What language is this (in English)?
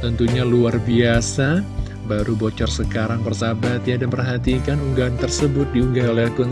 Indonesian